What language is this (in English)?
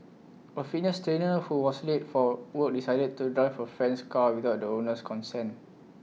English